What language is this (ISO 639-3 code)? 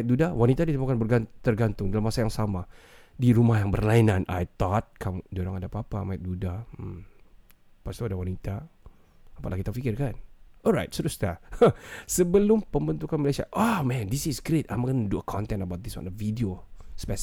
msa